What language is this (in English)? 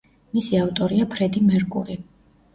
Georgian